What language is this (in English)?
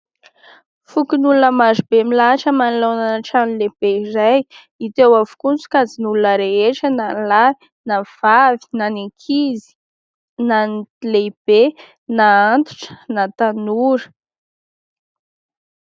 Malagasy